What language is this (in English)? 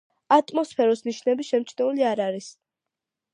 Georgian